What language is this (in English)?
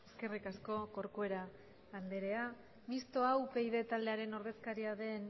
Basque